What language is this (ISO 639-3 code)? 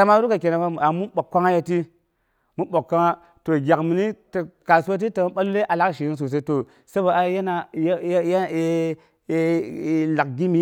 bux